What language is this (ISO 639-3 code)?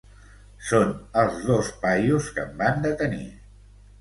cat